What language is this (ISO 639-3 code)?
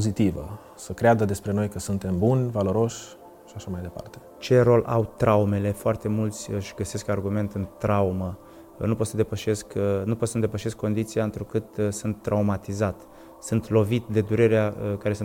ron